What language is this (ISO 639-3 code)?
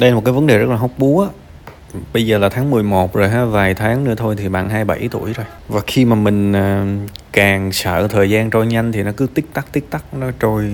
vie